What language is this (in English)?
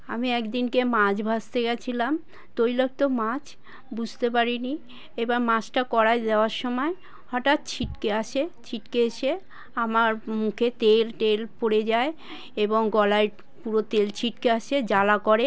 Bangla